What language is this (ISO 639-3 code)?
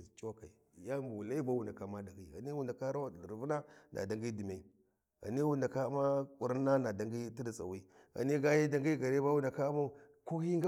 wji